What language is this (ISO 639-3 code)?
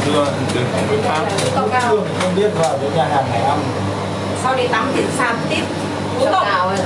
vie